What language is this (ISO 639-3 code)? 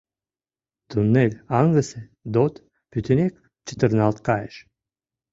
chm